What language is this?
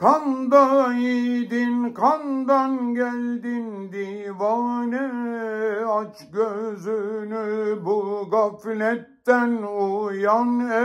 Turkish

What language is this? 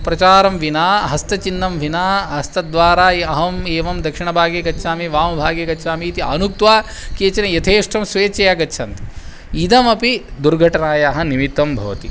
Sanskrit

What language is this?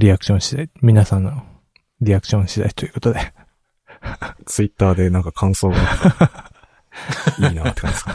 Japanese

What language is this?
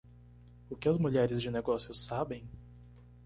Portuguese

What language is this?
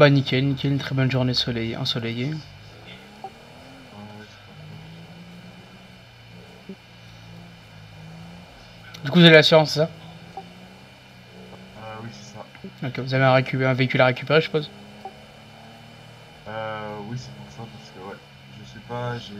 French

